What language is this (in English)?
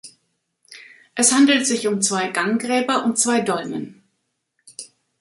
German